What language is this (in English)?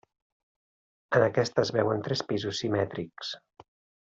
Catalan